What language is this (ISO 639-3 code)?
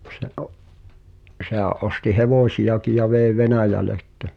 fin